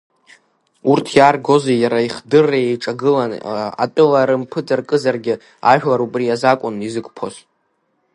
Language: Abkhazian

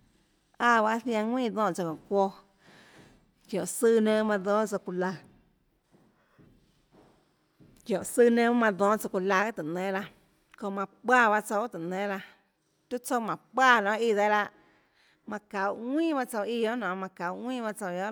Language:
Tlacoatzintepec Chinantec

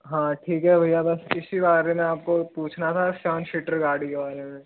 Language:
Hindi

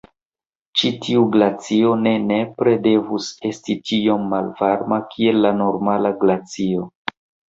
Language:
Esperanto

